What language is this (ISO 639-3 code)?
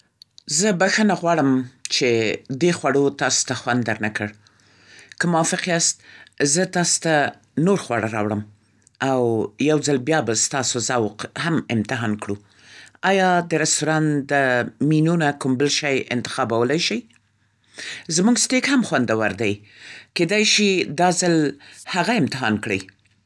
pst